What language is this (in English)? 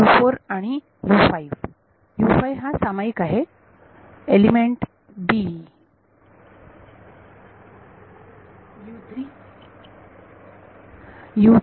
Marathi